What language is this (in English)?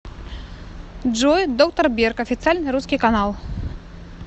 Russian